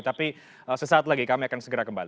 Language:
Indonesian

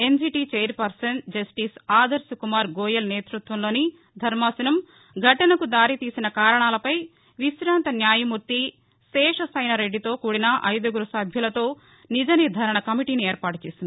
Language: Telugu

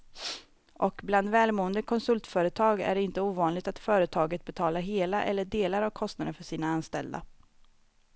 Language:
Swedish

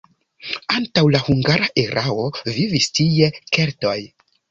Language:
Esperanto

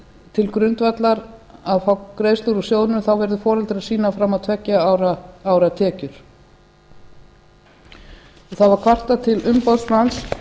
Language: Icelandic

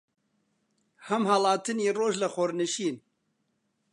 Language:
Central Kurdish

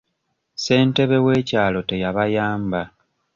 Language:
Ganda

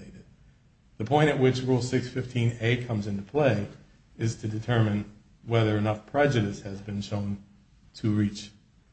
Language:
English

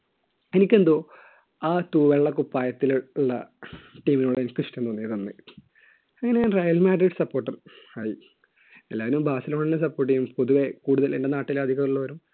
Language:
Malayalam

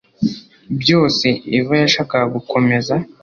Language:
Kinyarwanda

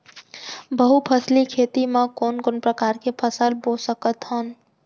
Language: Chhattisgarhi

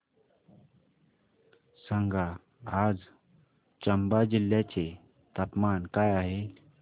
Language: Marathi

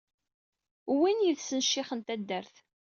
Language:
Kabyle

